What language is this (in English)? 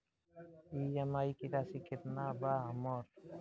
Bhojpuri